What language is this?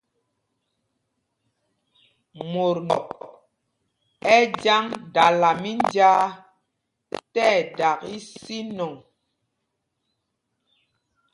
Mpumpong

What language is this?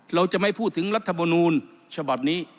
Thai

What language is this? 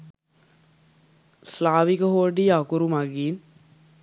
Sinhala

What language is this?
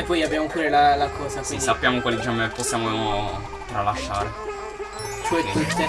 Italian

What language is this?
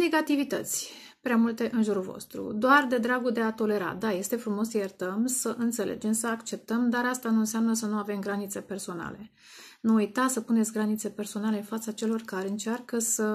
Romanian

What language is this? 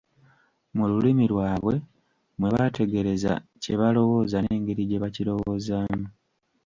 Ganda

